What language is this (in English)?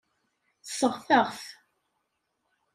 Kabyle